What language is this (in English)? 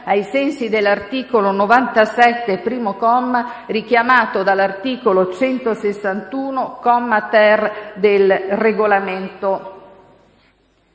Italian